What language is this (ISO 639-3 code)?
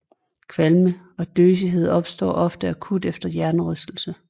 dan